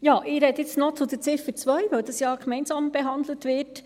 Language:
Swiss German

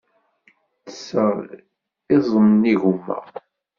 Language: Kabyle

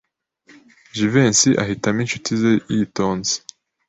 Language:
Kinyarwanda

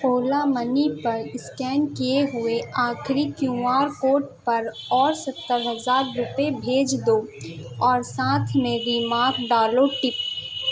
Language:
Urdu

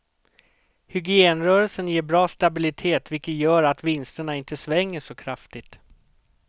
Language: Swedish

